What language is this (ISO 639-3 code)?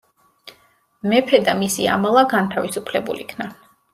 kat